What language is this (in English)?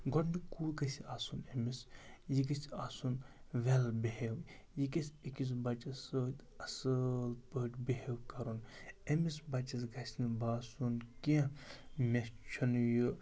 Kashmiri